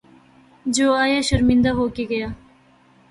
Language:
Urdu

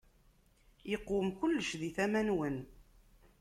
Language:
Kabyle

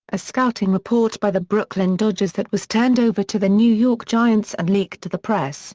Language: English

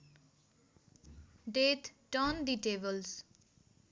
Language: Nepali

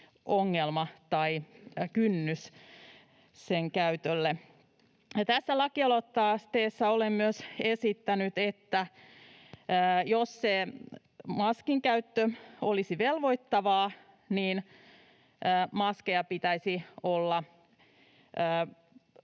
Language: Finnish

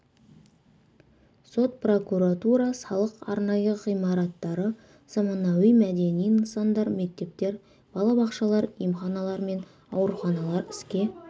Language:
Kazakh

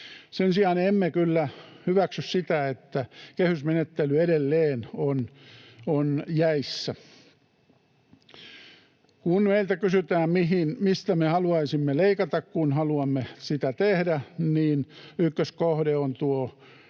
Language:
Finnish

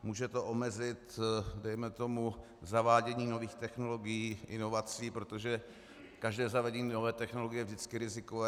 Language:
Czech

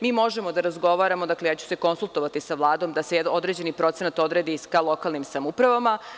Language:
Serbian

